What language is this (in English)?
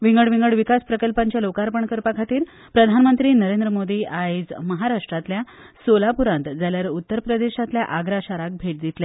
Konkani